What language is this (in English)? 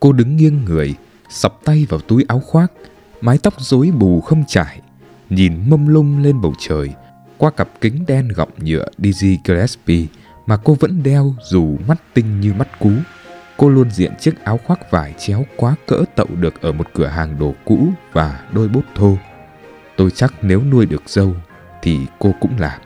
Vietnamese